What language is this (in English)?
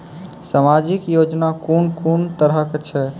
Maithili